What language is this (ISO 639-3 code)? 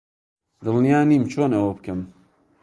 ckb